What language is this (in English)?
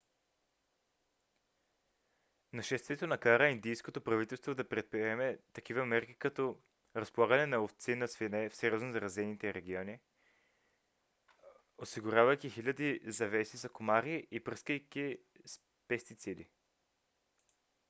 Bulgarian